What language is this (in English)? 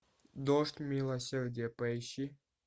Russian